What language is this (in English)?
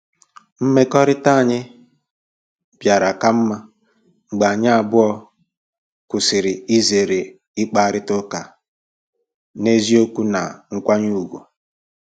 Igbo